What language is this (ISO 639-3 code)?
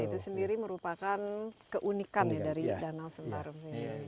ind